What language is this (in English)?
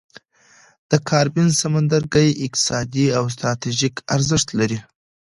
Pashto